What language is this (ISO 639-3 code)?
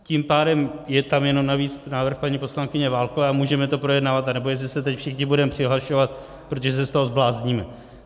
ces